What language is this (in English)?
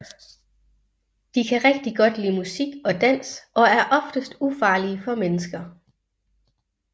Danish